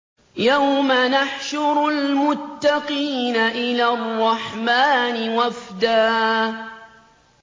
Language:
Arabic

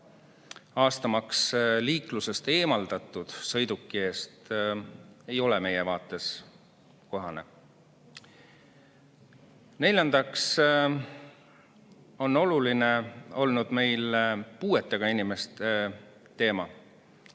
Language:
Estonian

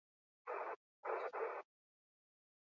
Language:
Basque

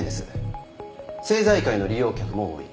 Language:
Japanese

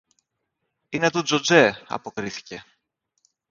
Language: Greek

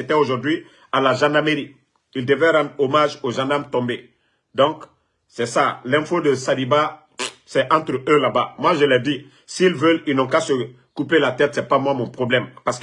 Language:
French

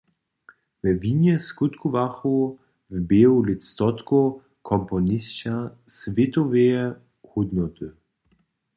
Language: Upper Sorbian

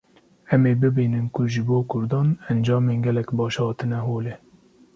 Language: Kurdish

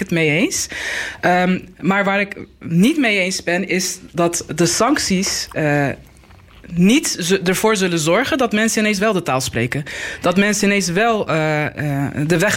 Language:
Dutch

